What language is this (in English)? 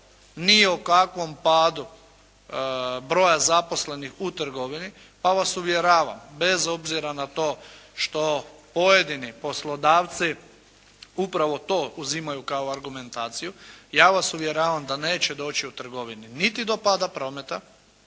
Croatian